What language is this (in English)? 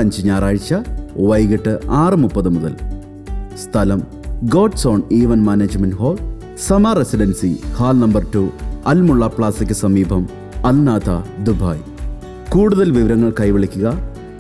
Malayalam